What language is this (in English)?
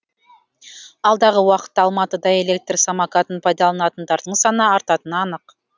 Kazakh